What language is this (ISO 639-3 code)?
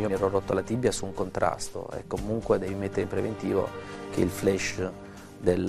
ita